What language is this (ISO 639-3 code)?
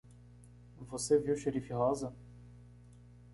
por